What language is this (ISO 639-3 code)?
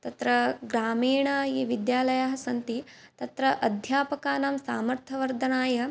san